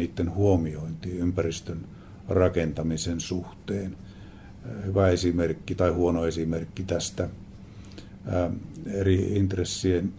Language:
Finnish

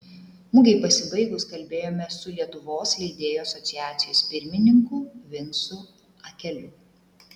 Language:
Lithuanian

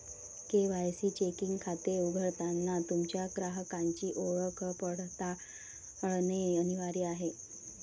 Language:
Marathi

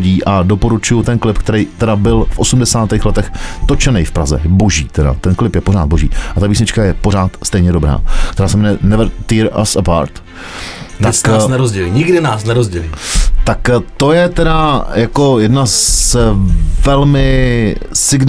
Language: Czech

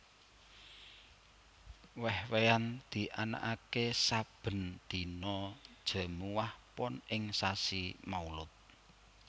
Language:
Javanese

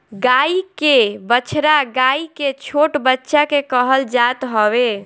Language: Bhojpuri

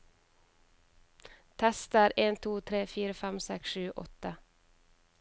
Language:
Norwegian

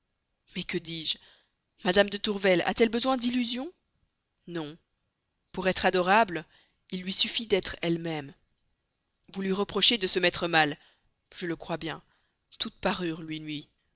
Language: French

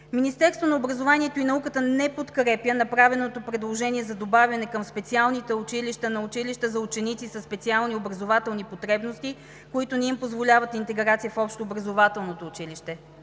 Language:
Bulgarian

